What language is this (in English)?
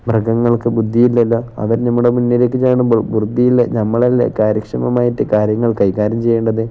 Malayalam